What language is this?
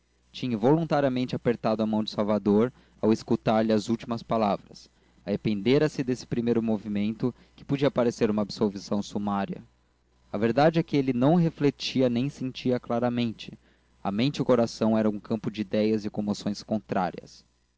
Portuguese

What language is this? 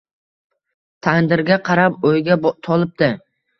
Uzbek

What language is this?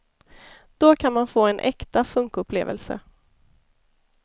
Swedish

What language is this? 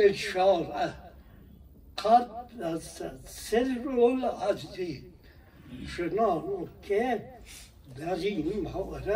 Persian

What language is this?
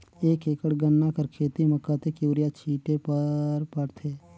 Chhattisgarhi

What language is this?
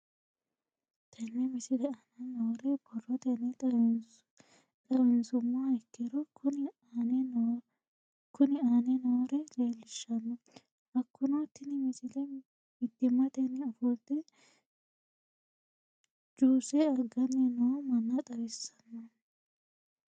Sidamo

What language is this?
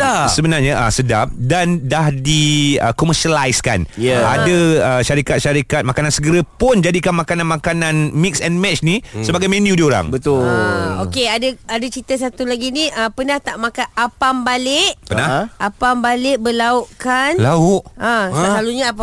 Malay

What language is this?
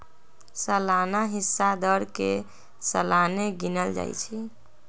Magahi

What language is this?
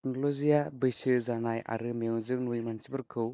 Bodo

